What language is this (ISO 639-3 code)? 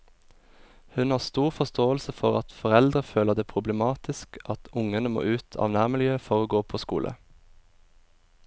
nor